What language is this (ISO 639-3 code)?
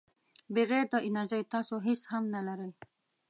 pus